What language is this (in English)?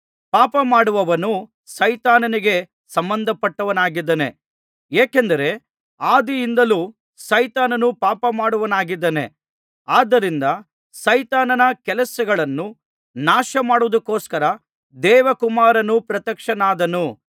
Kannada